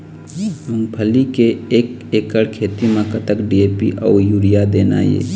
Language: Chhattisgarhi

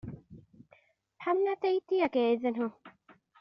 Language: Welsh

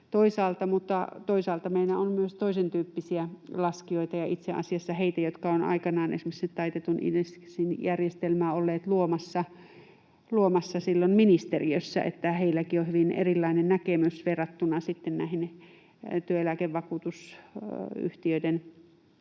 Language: Finnish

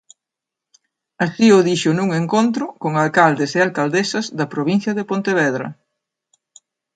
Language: Galician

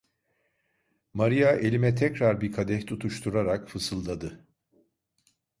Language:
Turkish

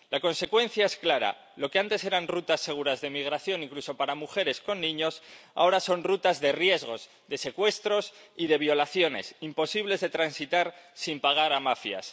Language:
Spanish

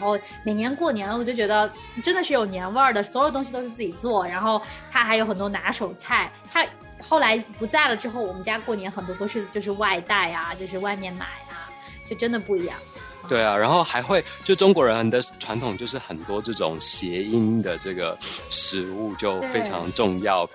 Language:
Chinese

